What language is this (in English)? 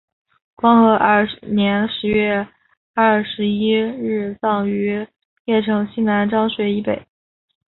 Chinese